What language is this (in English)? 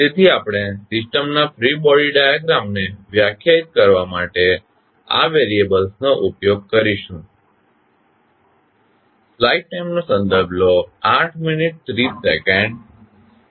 Gujarati